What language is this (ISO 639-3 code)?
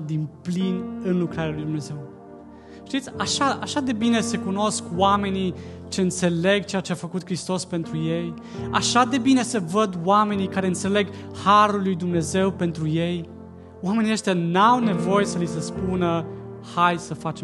ron